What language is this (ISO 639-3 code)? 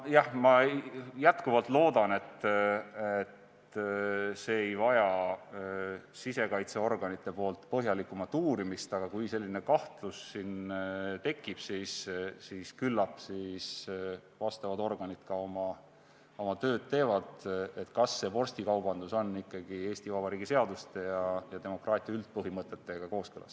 est